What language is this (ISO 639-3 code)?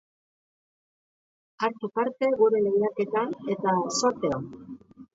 eus